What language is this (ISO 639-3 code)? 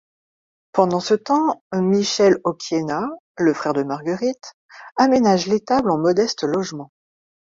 fra